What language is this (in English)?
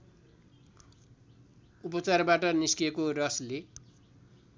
Nepali